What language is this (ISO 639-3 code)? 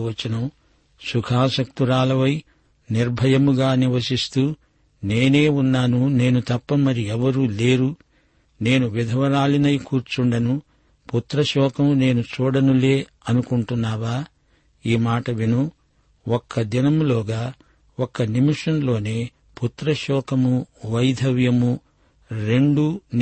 tel